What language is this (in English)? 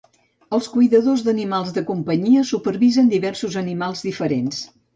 Catalan